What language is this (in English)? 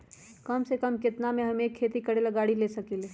Magahi